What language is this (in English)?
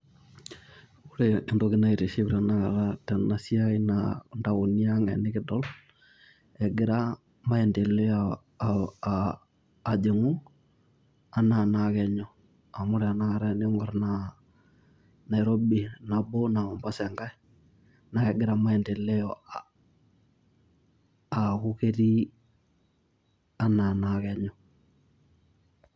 Masai